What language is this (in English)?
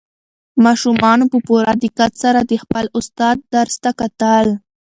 Pashto